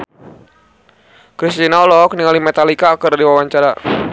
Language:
Sundanese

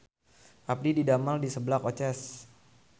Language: Sundanese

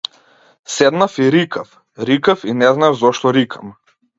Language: Macedonian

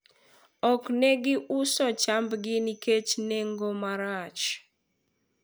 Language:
Luo (Kenya and Tanzania)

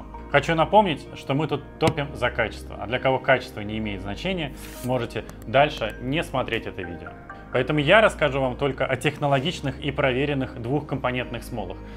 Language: Russian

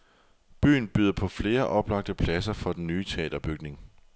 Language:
Danish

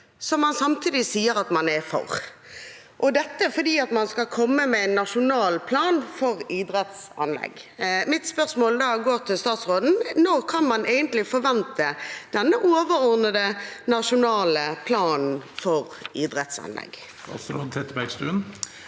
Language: Norwegian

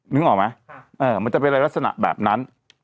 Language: Thai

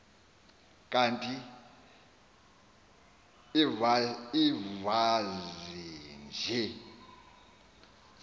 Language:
Xhosa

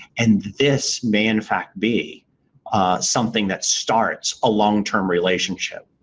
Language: English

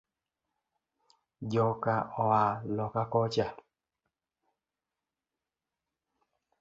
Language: Luo (Kenya and Tanzania)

